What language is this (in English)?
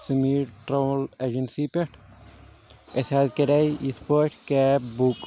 Kashmiri